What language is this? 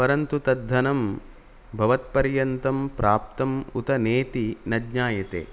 Sanskrit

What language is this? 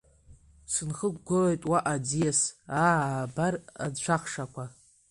Abkhazian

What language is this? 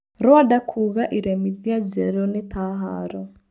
Kikuyu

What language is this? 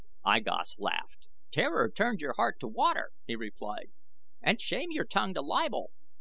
English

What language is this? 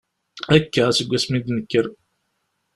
Kabyle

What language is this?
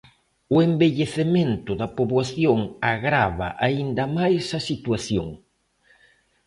Galician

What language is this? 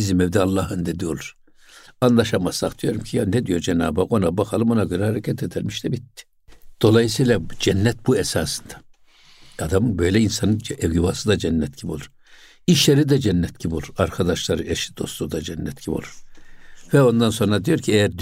Turkish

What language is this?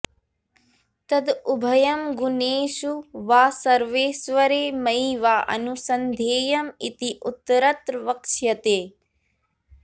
Sanskrit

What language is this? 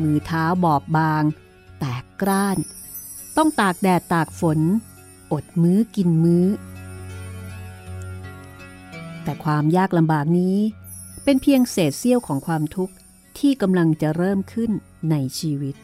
Thai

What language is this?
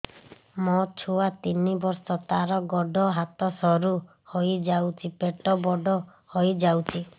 Odia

